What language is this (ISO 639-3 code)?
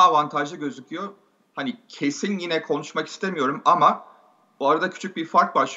tur